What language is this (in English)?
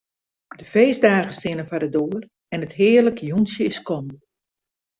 Western Frisian